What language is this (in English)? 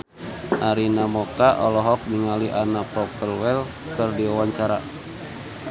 Sundanese